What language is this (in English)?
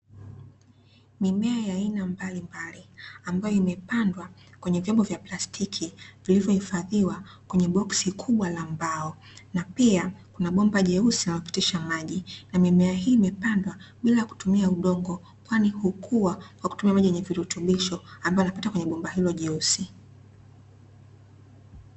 Swahili